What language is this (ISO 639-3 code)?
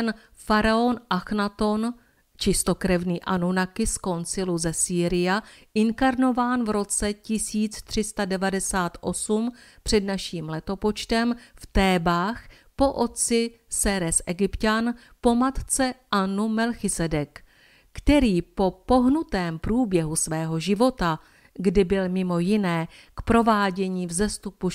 ces